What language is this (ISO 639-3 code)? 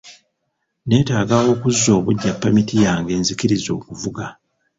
lug